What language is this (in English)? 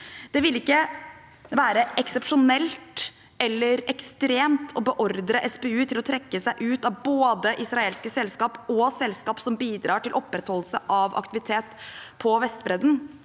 Norwegian